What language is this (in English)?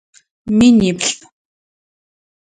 Adyghe